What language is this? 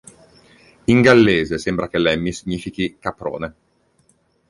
Italian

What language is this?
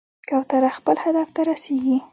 Pashto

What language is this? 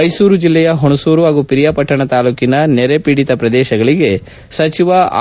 Kannada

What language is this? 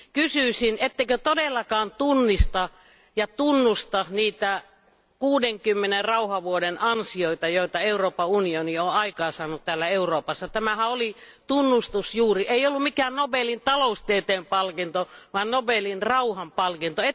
Finnish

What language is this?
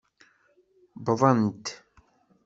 Kabyle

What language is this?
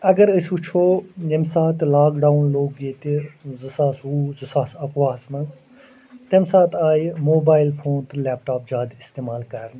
Kashmiri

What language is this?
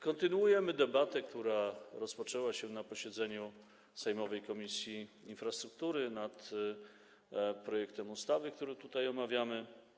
Polish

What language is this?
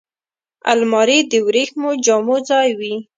Pashto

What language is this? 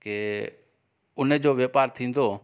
Sindhi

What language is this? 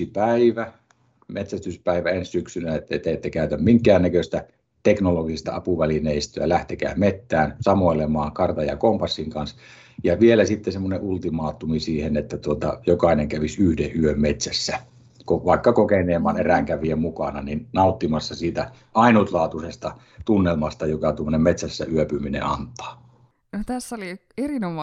Finnish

